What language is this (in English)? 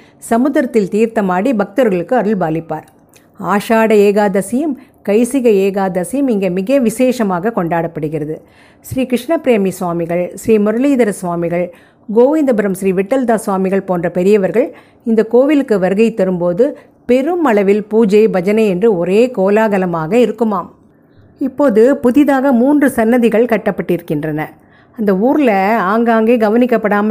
Tamil